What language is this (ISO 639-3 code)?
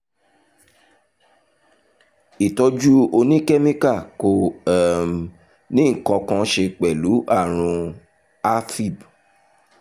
yor